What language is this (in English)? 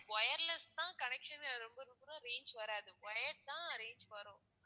Tamil